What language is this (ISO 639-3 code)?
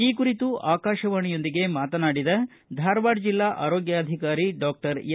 kan